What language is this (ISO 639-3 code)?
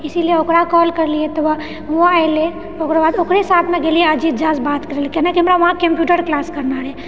mai